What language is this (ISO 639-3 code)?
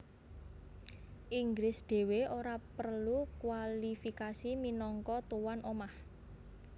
jav